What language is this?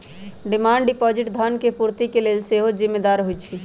Magahi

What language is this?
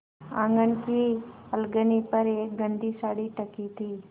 Hindi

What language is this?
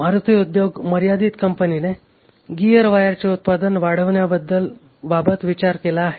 Marathi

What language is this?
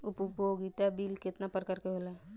Bhojpuri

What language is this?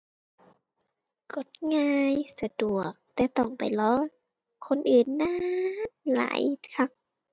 Thai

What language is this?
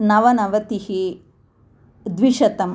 Sanskrit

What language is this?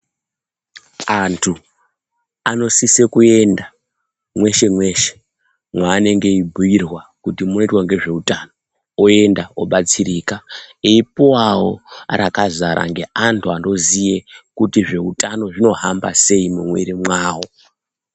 Ndau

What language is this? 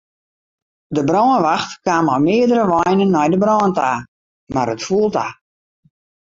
Western Frisian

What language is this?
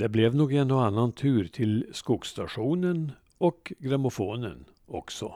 Swedish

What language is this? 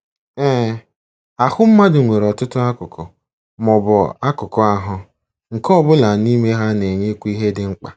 Igbo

